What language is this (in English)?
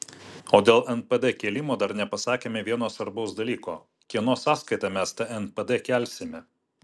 Lithuanian